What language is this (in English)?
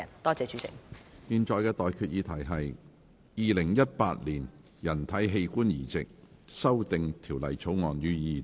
Cantonese